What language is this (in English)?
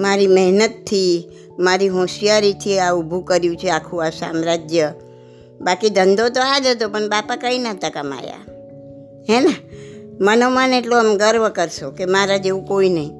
Gujarati